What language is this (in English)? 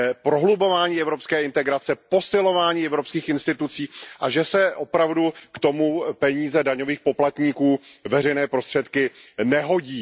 Czech